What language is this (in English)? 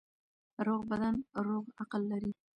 Pashto